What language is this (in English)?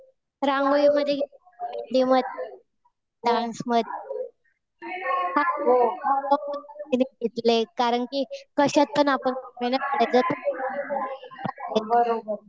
Marathi